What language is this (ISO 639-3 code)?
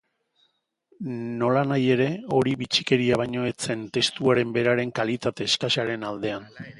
eus